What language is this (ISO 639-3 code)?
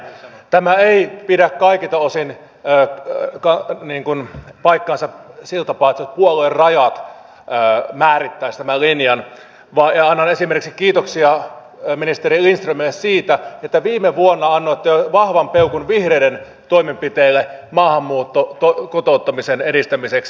fin